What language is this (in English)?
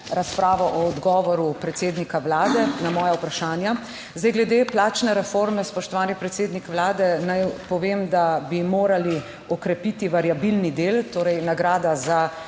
Slovenian